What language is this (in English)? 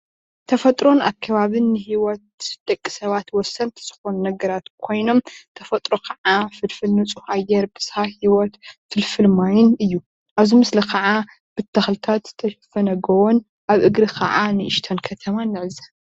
Tigrinya